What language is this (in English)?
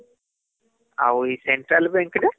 Odia